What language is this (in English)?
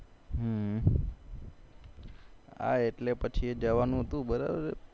Gujarati